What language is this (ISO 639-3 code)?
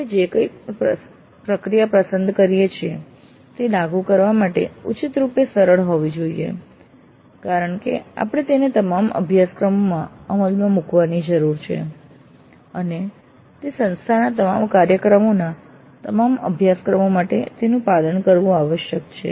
guj